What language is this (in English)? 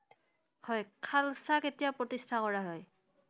Assamese